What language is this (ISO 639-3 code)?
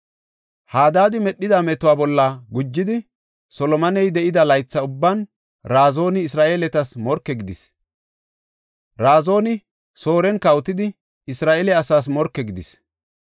gof